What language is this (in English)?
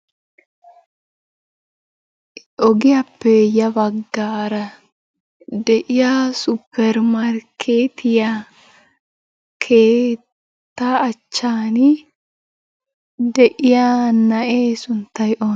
Wolaytta